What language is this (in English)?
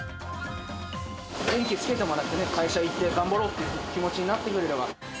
Japanese